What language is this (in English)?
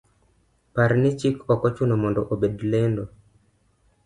Luo (Kenya and Tanzania)